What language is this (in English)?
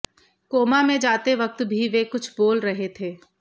Hindi